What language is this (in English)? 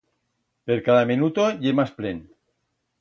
Aragonese